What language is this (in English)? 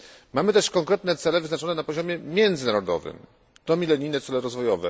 Polish